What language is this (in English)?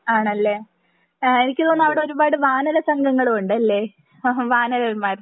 Malayalam